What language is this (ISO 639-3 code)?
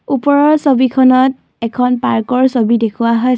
asm